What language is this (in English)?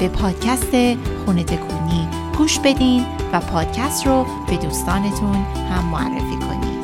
Persian